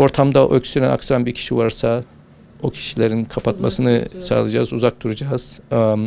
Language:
Turkish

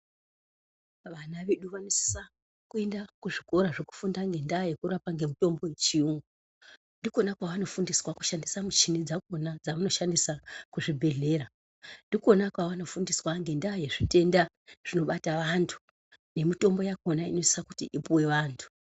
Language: Ndau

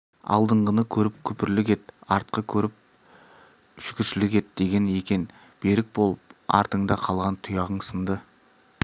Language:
Kazakh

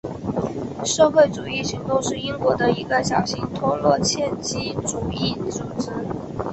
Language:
Chinese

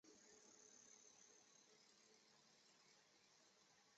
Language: Chinese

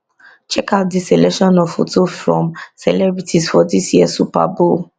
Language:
Nigerian Pidgin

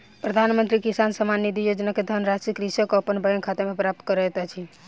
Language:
Maithili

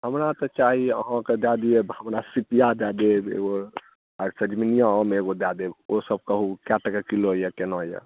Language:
Maithili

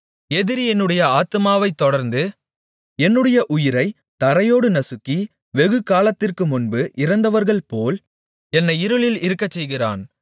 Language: Tamil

